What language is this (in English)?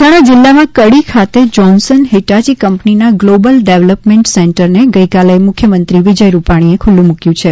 Gujarati